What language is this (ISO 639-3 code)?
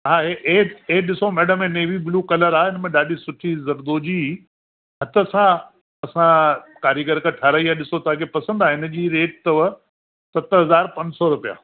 snd